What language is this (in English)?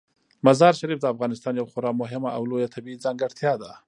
Pashto